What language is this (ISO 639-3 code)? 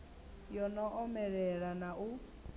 ven